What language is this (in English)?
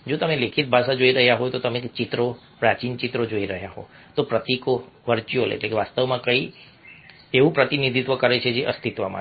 Gujarati